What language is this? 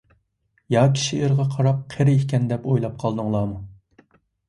Uyghur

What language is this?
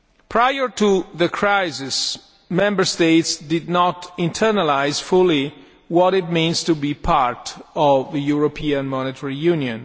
English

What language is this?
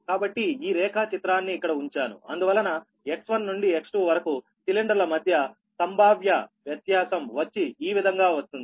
Telugu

